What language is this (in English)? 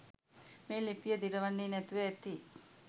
Sinhala